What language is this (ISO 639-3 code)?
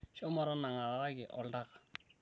mas